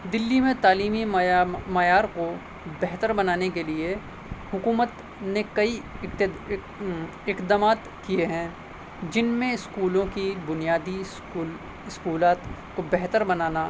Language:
Urdu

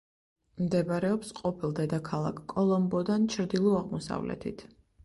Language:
Georgian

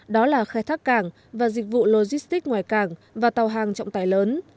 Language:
Vietnamese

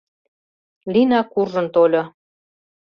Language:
Mari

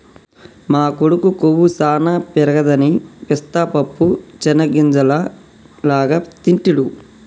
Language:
Telugu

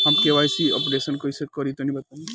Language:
Bhojpuri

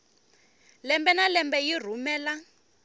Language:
Tsonga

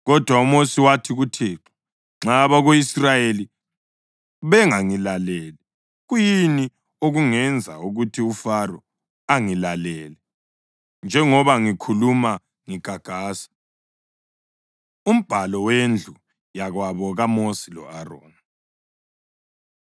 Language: North Ndebele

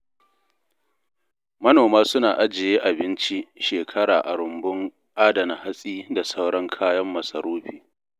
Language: Hausa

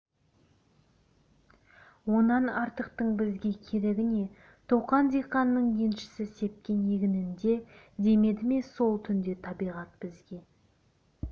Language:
Kazakh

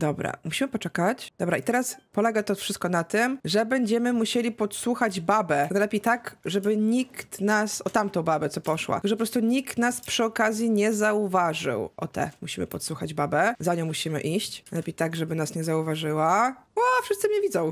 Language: Polish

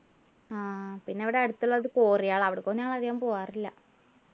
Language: Malayalam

